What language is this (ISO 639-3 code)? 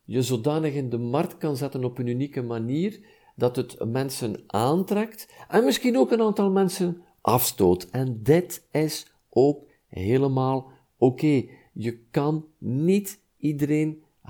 nld